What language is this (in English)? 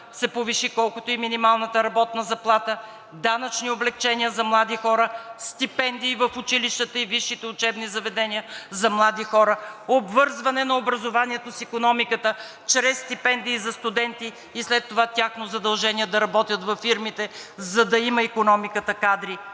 Bulgarian